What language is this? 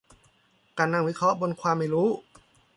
Thai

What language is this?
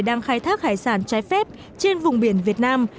Vietnamese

